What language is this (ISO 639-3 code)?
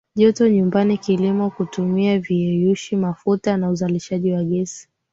swa